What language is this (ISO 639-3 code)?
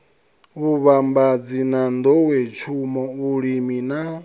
ven